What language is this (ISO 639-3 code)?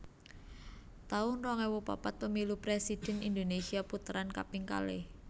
jav